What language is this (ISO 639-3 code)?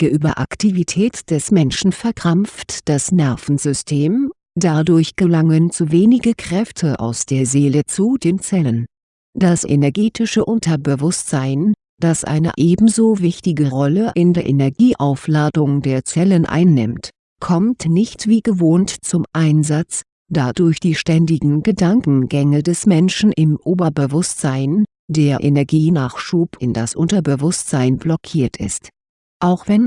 deu